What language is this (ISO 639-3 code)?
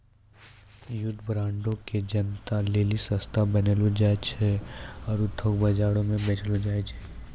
mai